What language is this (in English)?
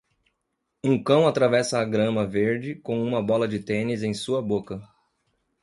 Portuguese